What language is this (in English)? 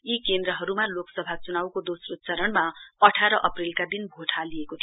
Nepali